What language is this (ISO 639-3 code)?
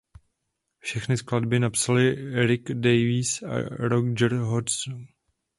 ces